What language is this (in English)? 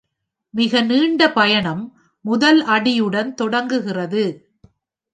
Tamil